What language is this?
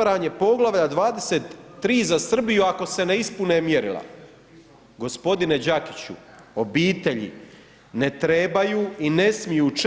Croatian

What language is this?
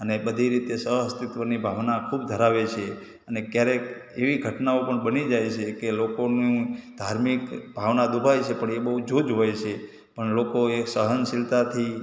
Gujarati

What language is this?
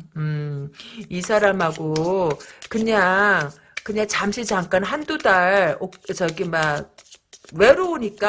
Korean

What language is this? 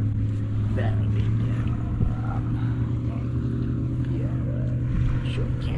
English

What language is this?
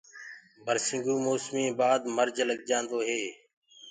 Gurgula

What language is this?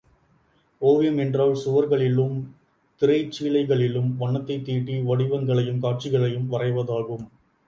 Tamil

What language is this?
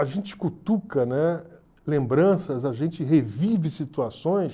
Portuguese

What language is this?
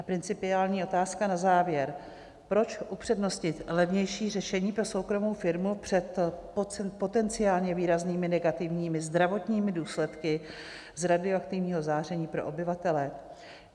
Czech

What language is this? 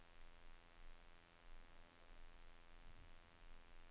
Norwegian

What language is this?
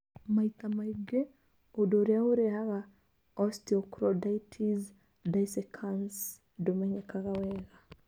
Kikuyu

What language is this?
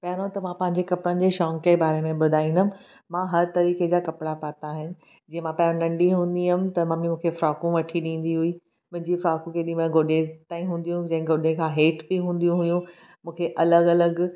Sindhi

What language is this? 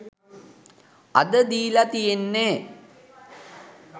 Sinhala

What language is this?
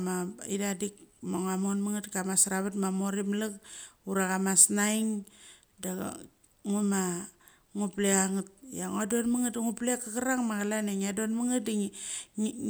Mali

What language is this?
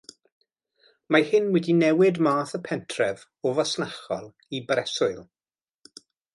Welsh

